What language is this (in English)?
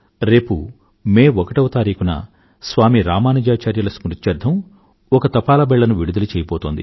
Telugu